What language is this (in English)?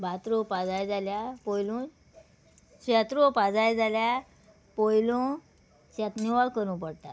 Konkani